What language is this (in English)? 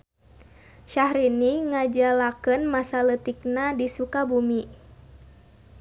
Sundanese